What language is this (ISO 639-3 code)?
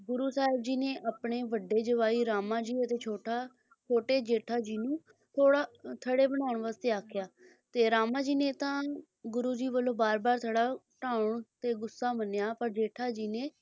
pan